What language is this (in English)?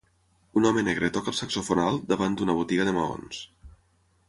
Catalan